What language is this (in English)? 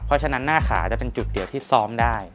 Thai